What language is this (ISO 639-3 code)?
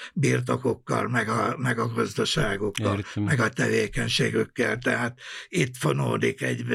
hun